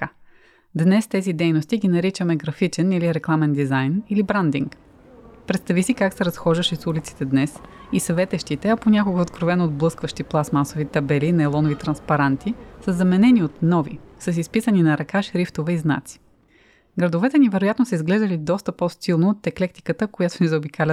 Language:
Bulgarian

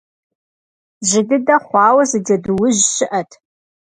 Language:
Kabardian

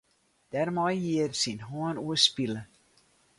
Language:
Western Frisian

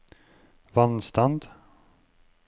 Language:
Norwegian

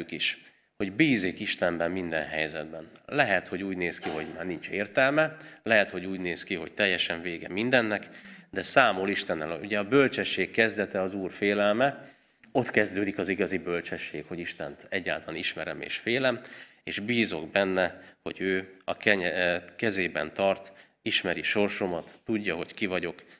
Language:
Hungarian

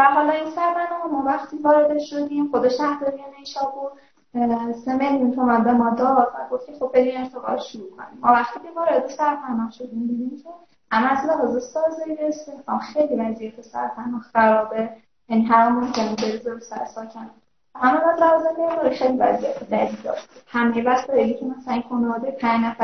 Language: Persian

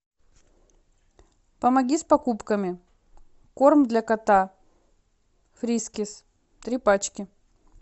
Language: Russian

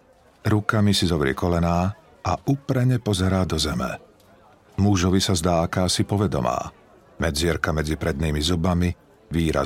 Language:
Slovak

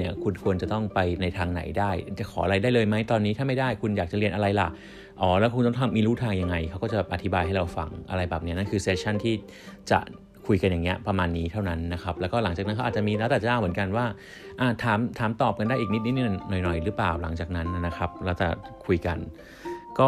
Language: Thai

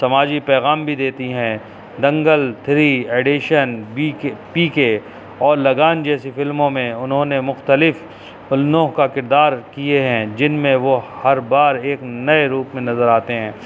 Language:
Urdu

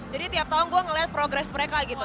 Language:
Indonesian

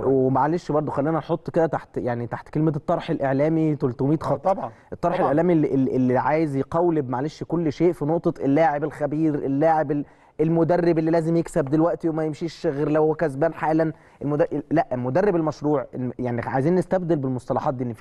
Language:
Arabic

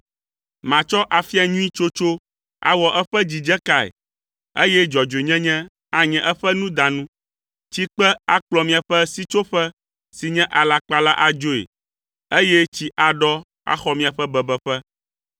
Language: Ewe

